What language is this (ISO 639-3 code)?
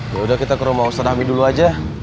ind